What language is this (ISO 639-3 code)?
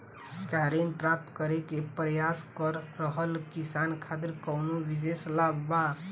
bho